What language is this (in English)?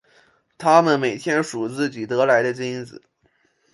Chinese